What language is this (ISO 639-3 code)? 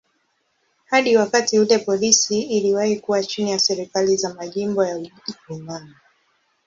swa